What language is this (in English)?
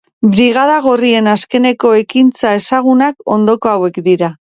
Basque